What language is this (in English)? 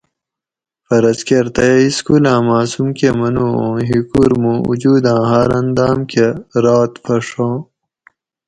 Gawri